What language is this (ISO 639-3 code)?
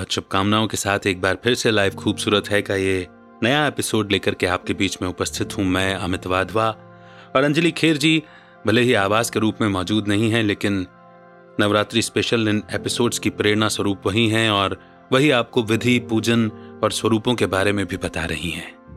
hin